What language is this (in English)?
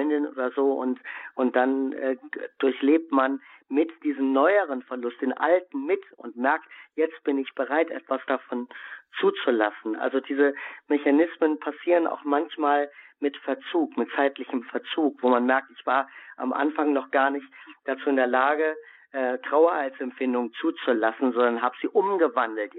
German